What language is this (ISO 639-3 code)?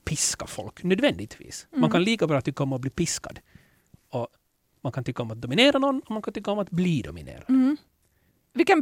swe